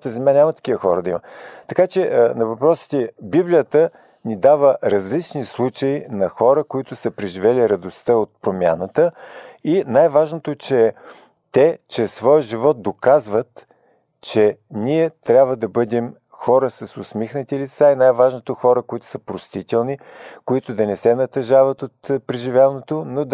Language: Bulgarian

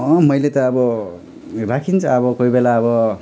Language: Nepali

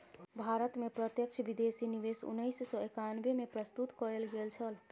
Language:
Maithili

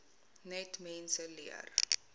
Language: Afrikaans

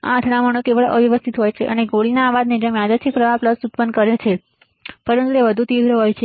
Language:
Gujarati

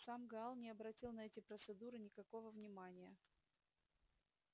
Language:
Russian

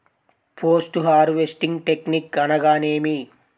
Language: Telugu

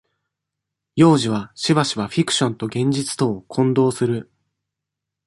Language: Japanese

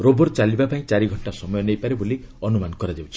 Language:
Odia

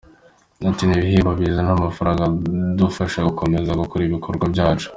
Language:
Kinyarwanda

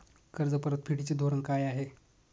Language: Marathi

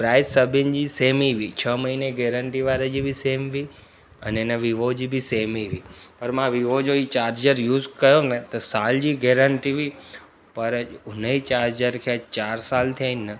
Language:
Sindhi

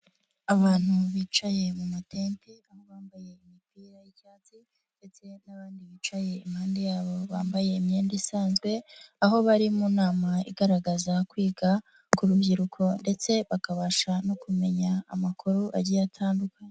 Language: Kinyarwanda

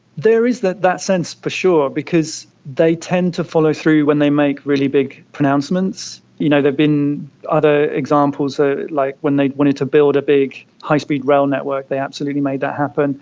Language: English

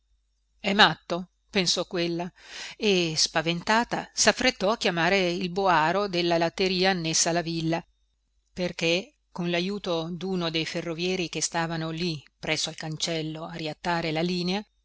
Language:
Italian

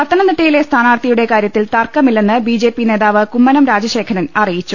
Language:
Malayalam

